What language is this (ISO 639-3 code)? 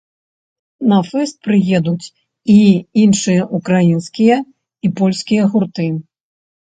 bel